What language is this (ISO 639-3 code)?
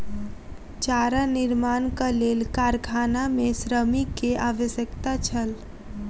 mai